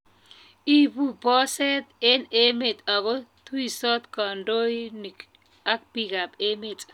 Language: Kalenjin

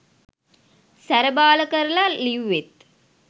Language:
Sinhala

